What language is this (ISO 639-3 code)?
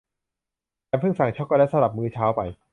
tha